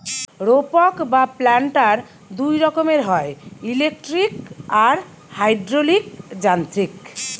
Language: Bangla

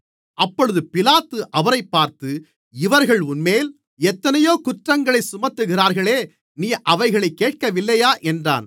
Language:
Tamil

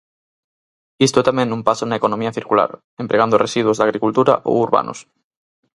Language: Galician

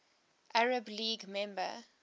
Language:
English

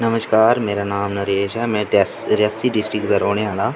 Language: Dogri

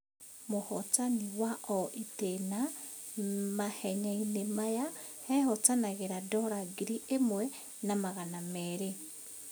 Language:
Kikuyu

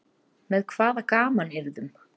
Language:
Icelandic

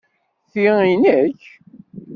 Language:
Kabyle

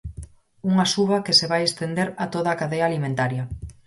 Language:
Galician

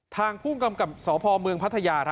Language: Thai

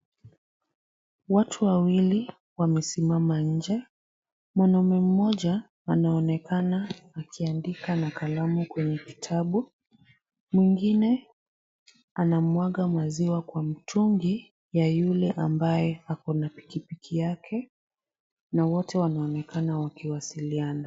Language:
Swahili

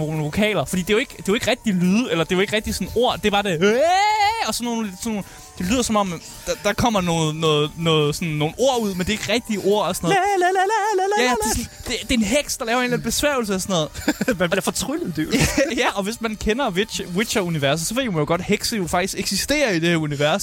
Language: Danish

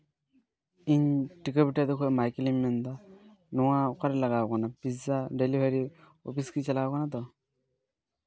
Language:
Santali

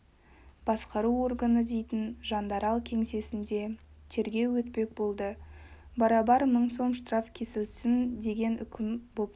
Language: Kazakh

